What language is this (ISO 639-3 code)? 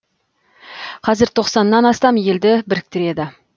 kaz